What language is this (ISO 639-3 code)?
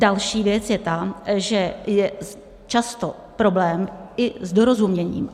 ces